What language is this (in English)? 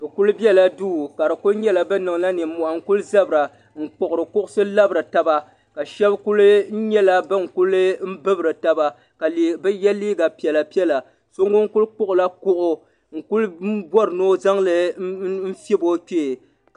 Dagbani